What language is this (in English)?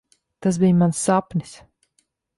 Latvian